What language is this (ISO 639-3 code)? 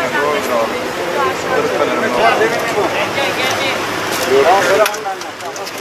tur